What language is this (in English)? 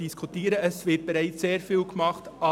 Swiss German